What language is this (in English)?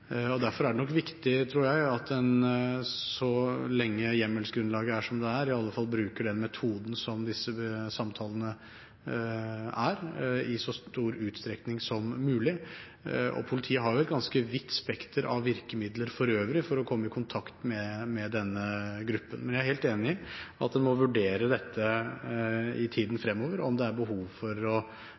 Norwegian Bokmål